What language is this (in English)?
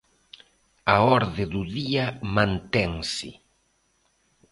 Galician